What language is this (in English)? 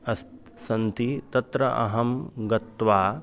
Sanskrit